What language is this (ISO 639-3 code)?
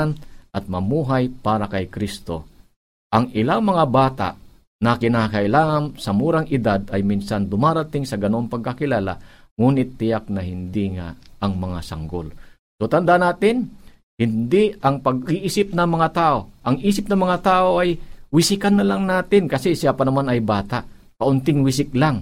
fil